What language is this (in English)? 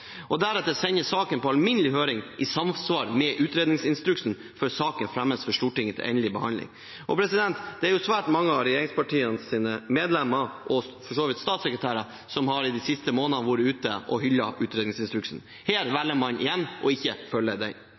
Norwegian Bokmål